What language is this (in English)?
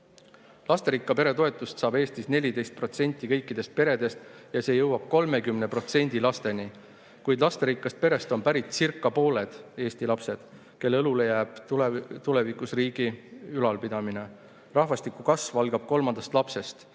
Estonian